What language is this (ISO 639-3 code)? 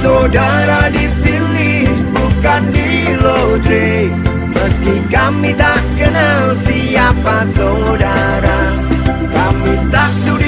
ind